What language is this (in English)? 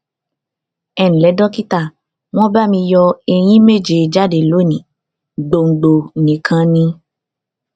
Yoruba